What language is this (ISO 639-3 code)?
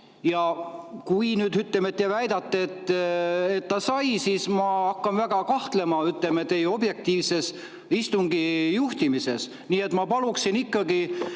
est